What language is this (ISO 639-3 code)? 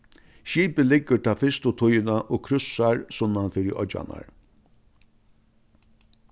fao